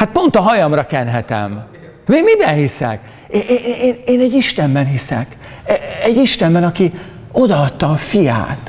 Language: Hungarian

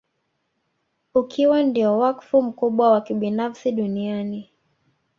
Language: Swahili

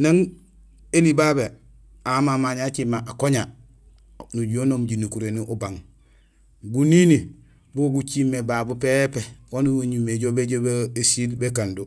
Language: Gusilay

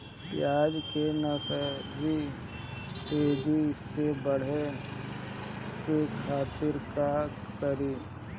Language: Bhojpuri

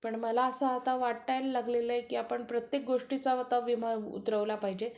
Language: Marathi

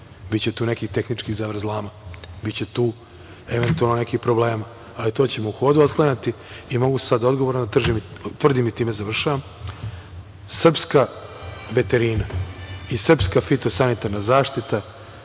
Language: Serbian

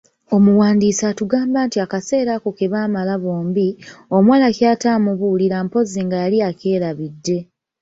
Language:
Ganda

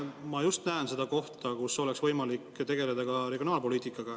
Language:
Estonian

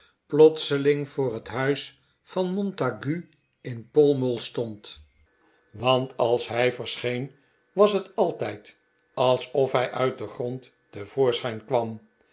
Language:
Dutch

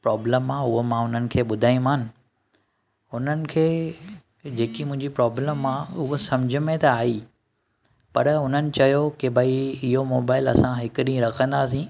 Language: Sindhi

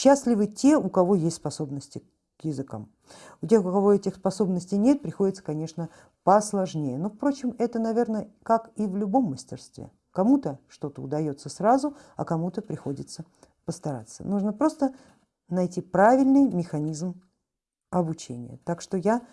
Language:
Russian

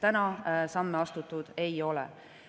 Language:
Estonian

